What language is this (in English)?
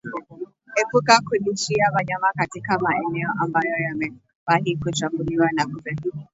Swahili